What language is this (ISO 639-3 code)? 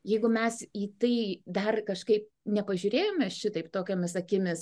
lit